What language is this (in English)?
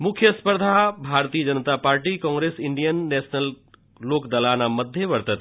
Sanskrit